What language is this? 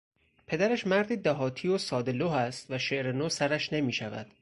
Persian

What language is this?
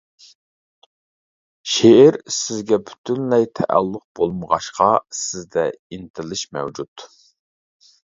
Uyghur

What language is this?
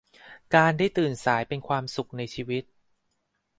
Thai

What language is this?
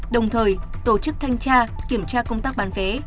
Vietnamese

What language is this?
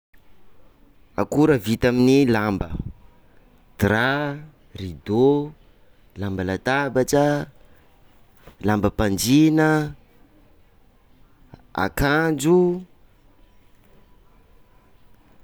Sakalava Malagasy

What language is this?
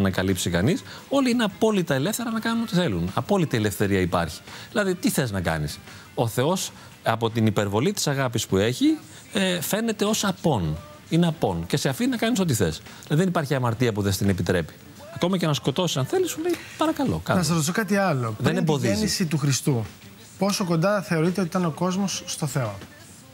Greek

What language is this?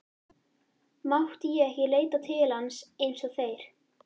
Icelandic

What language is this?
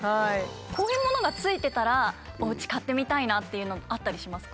Japanese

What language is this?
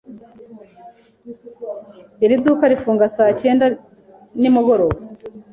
Kinyarwanda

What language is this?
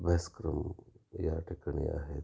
Marathi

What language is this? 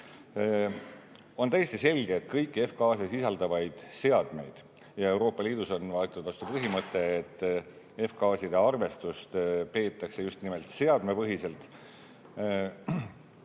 Estonian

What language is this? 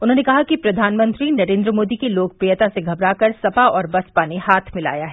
Hindi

